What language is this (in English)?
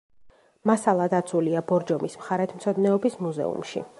Georgian